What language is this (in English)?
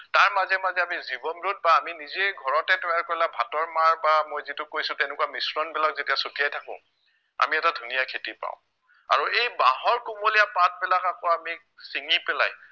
Assamese